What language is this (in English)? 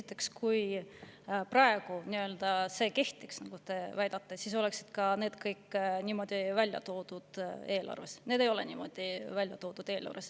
Estonian